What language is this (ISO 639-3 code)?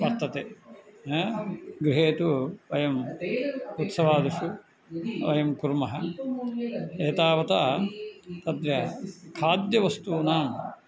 san